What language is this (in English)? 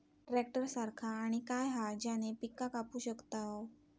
Marathi